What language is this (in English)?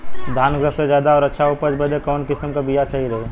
Bhojpuri